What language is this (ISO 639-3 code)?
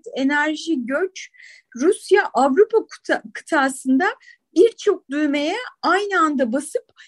tur